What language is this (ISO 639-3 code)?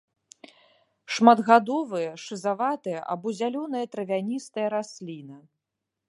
bel